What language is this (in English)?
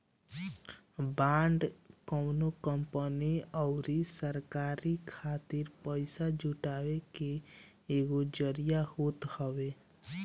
Bhojpuri